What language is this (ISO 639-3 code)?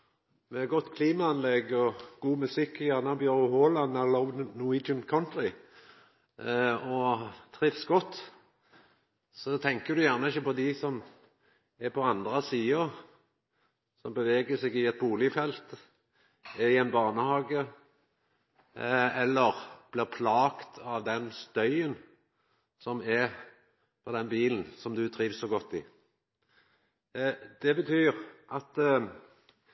nno